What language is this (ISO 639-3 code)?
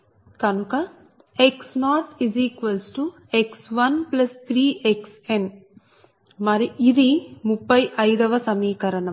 tel